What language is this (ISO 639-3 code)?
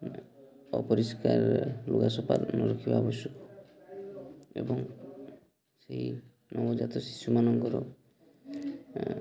ori